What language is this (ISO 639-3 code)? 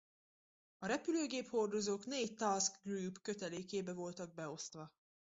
hun